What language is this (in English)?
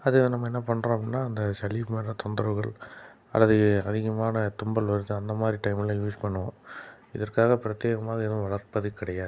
Tamil